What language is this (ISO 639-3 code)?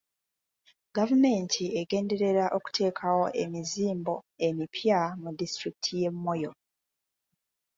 lug